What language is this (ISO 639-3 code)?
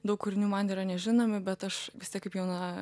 lit